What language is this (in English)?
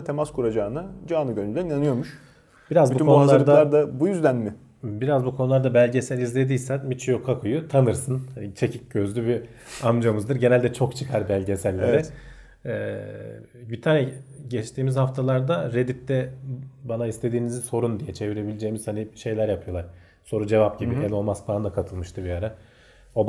Turkish